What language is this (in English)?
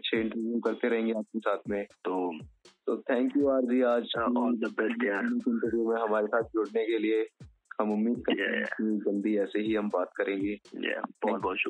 Hindi